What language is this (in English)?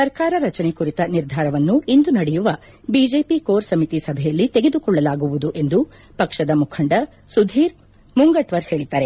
Kannada